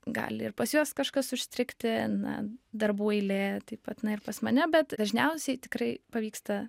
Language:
Lithuanian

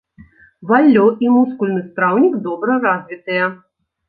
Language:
Belarusian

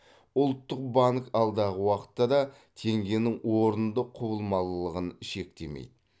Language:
Kazakh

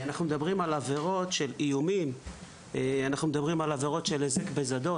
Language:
Hebrew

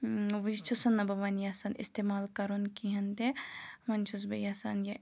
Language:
Kashmiri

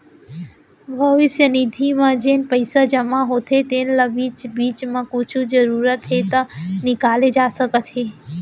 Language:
Chhattisgarhi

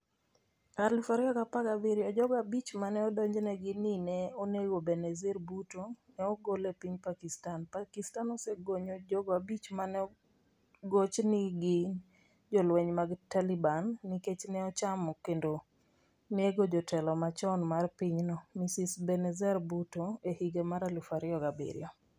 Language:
Luo (Kenya and Tanzania)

